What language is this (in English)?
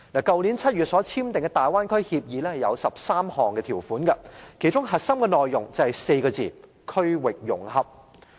Cantonese